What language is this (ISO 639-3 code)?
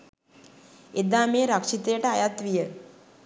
sin